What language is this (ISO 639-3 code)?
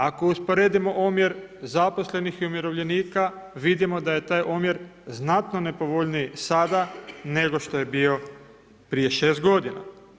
hrv